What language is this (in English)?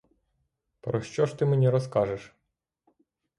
Ukrainian